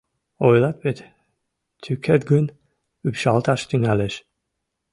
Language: Mari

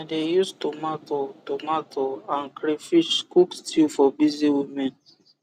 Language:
Nigerian Pidgin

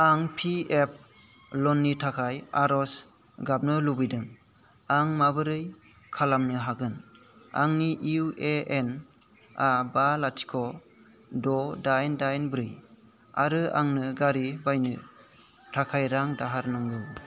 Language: Bodo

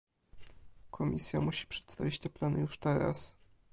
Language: Polish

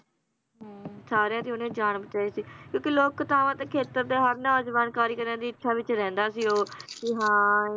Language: Punjabi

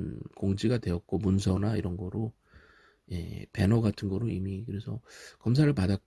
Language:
Korean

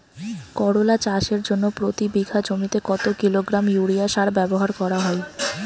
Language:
Bangla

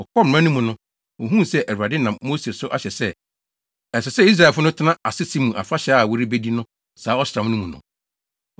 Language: Akan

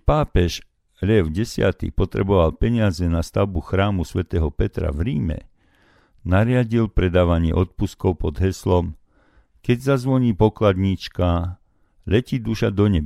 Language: Slovak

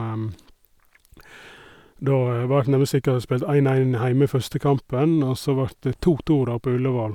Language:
Norwegian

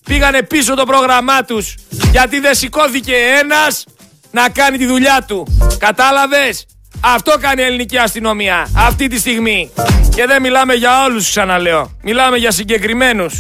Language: Greek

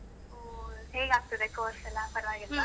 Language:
Kannada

